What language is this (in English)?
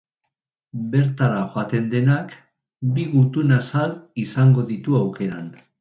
Basque